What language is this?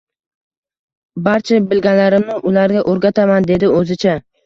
Uzbek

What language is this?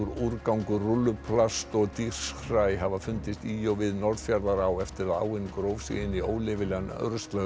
Icelandic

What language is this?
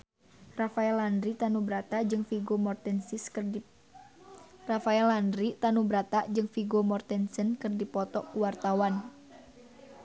Sundanese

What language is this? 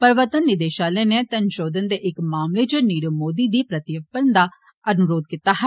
Dogri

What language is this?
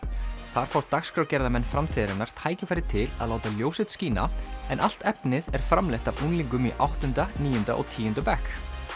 Icelandic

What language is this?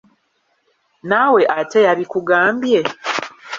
Ganda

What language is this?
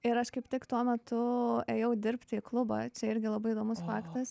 Lithuanian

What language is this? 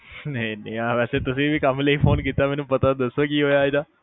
Punjabi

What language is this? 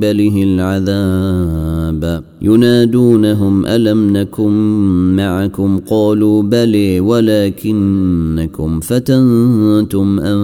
Arabic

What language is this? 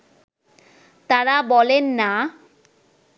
Bangla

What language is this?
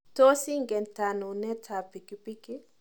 Kalenjin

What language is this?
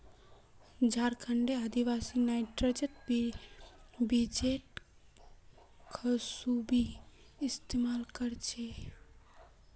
Magahi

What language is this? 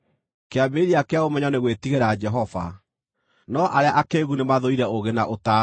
Kikuyu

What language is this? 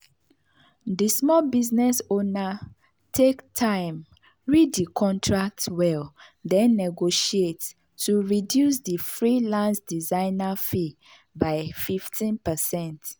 Nigerian Pidgin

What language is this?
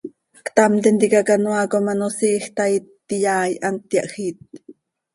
Seri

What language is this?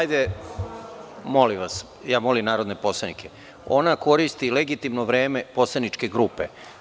Serbian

